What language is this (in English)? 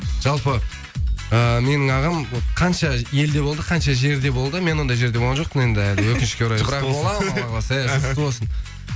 Kazakh